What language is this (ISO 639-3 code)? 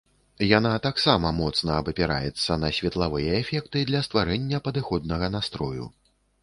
bel